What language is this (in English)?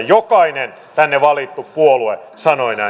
Finnish